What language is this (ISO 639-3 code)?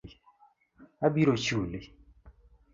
luo